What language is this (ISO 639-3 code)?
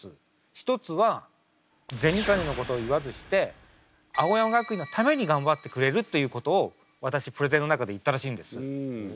jpn